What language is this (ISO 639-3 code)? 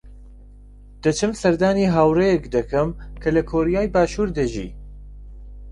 ckb